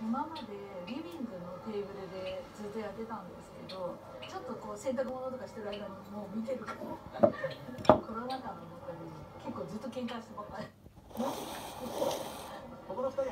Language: Japanese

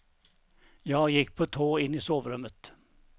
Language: Swedish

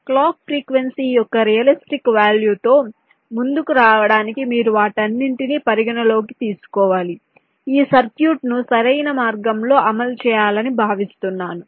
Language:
Telugu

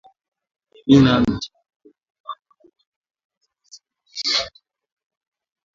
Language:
Swahili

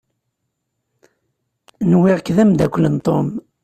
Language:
Kabyle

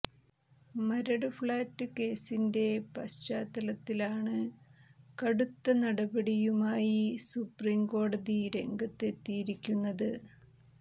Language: Malayalam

